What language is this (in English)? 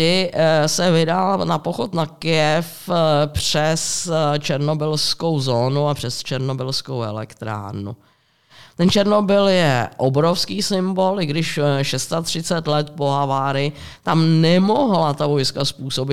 Czech